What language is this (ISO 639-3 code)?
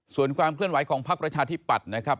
tha